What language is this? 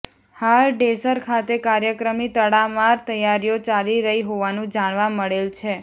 Gujarati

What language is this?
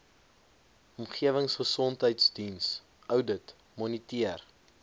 Afrikaans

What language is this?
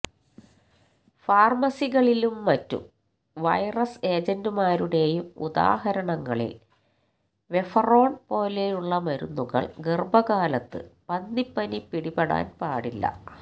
Malayalam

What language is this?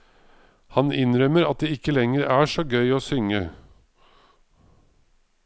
Norwegian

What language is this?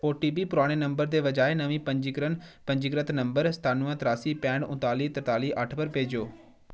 Dogri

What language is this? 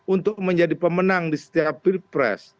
Indonesian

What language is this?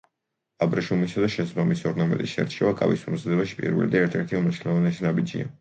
Georgian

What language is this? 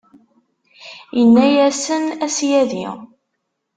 Kabyle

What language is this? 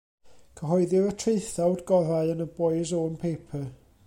Welsh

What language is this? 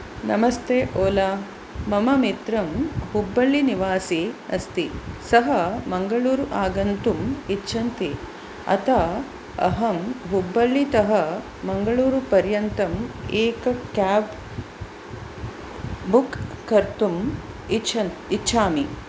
Sanskrit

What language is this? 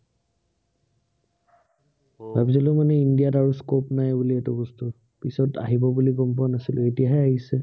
Assamese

